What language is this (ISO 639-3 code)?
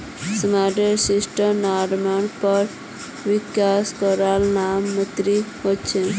mag